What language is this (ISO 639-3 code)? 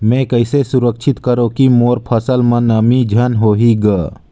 hne